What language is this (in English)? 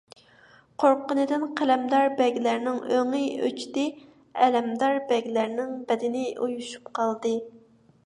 Uyghur